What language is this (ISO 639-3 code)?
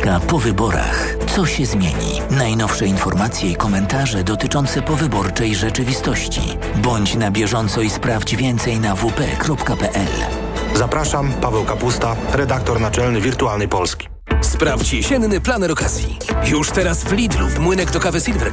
pol